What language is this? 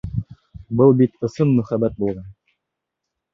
Bashkir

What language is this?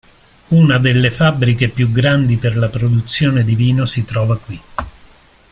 Italian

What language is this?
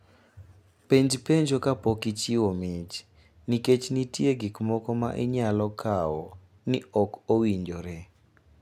Luo (Kenya and Tanzania)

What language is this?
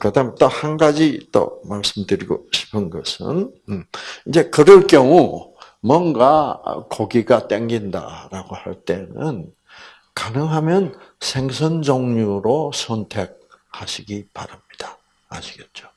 Korean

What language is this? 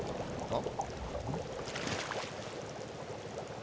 Japanese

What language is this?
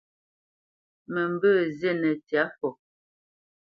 Bamenyam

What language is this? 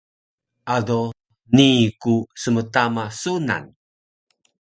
Taroko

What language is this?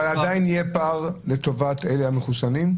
Hebrew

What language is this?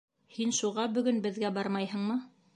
Bashkir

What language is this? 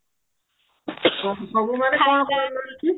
Odia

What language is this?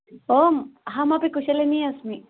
Sanskrit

